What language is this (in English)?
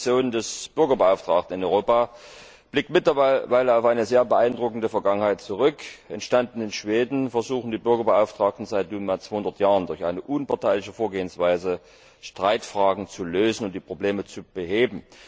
German